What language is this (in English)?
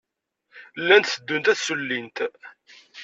Kabyle